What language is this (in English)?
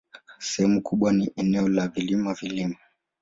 Swahili